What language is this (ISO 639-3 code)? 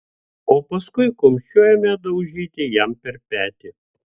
lit